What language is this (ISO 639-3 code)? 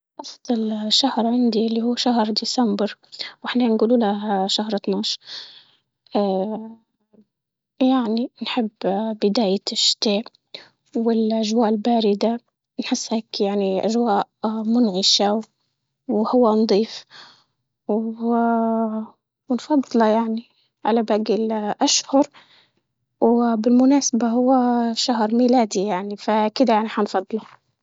ayl